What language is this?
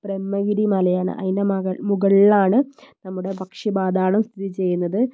Malayalam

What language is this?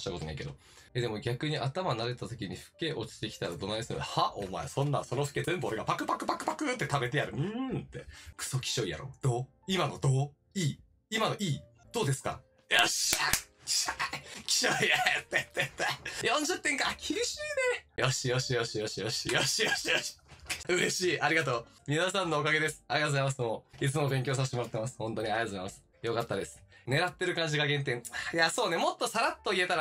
Japanese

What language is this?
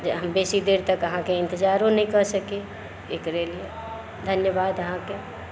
Maithili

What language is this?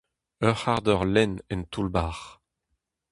Breton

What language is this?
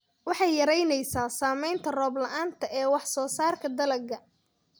Somali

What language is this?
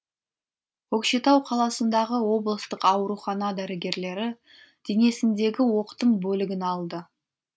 Kazakh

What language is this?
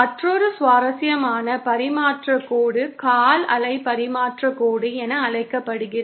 Tamil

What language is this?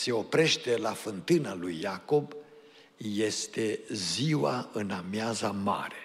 Romanian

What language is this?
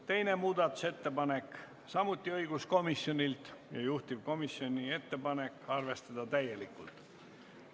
Estonian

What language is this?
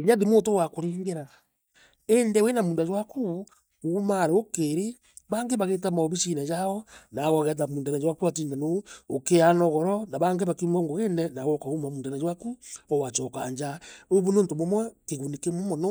Meru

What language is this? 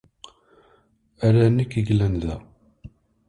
Kabyle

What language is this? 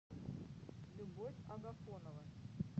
Russian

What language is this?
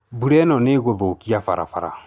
Kikuyu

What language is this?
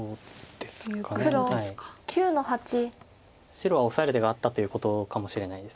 Japanese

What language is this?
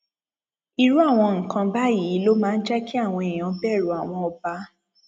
Yoruba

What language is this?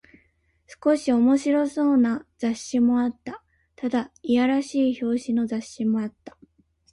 Japanese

